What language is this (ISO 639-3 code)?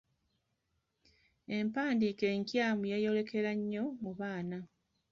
lug